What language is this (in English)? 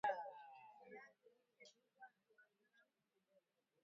Swahili